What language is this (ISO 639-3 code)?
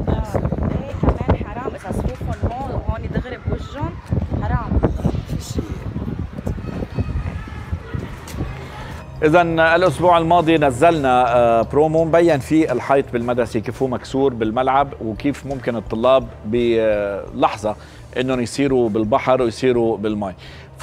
ara